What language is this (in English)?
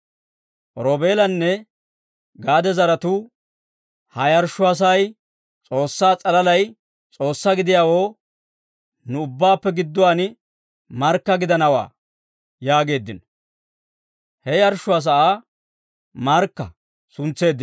Dawro